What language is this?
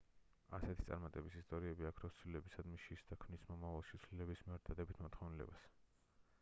Georgian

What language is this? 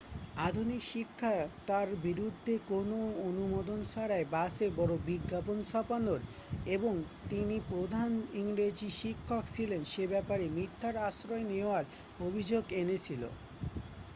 Bangla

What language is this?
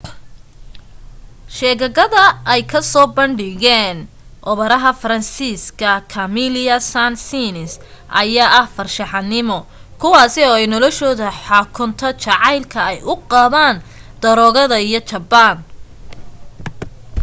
Somali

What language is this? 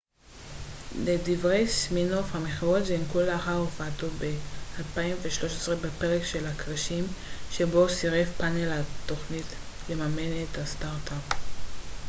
Hebrew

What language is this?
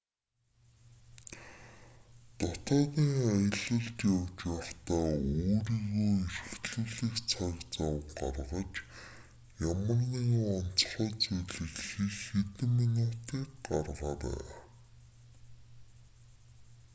Mongolian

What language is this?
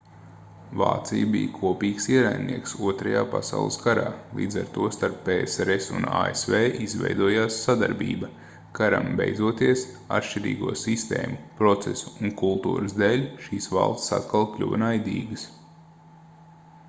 Latvian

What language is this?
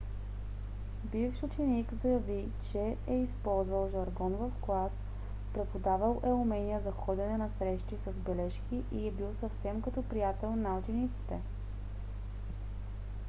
Bulgarian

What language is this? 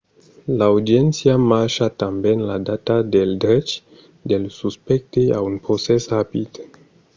Occitan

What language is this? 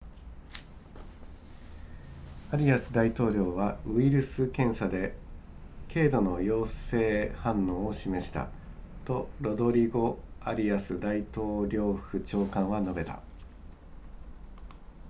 Japanese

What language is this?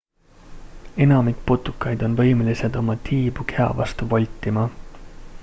Estonian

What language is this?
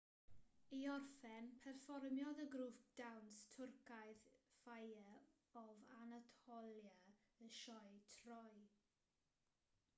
Welsh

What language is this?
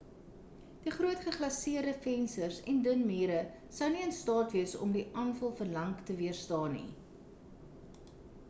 Afrikaans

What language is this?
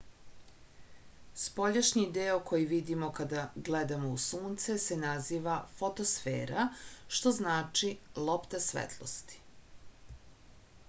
Serbian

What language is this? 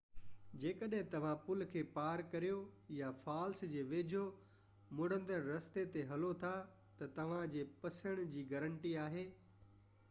Sindhi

